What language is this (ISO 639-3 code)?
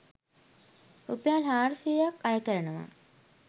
sin